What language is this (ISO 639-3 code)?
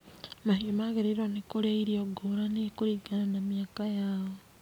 kik